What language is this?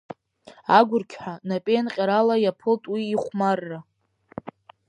Abkhazian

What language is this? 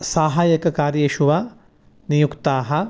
Sanskrit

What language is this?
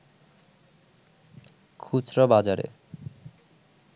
Bangla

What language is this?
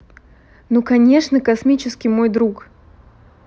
Russian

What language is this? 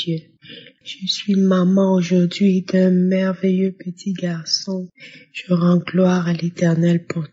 French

